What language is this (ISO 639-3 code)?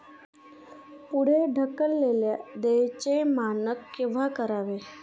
mar